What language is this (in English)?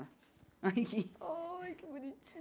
Portuguese